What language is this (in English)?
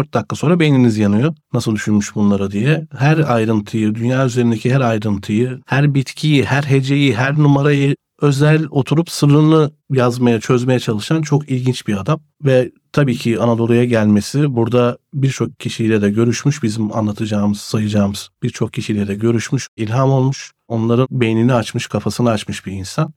Turkish